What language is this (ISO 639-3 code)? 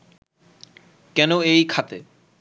ben